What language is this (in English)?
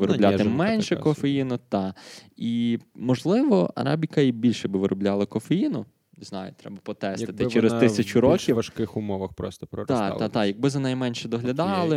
Ukrainian